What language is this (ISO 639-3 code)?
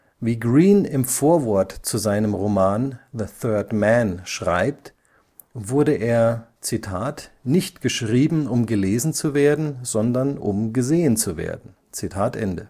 deu